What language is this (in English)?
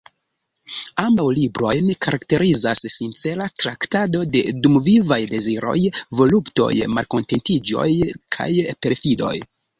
Esperanto